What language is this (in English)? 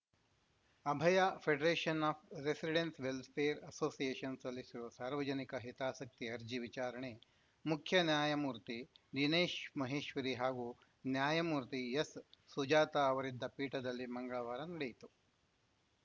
Kannada